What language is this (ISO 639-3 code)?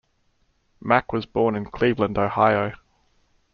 eng